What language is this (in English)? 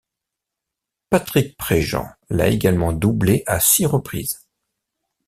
French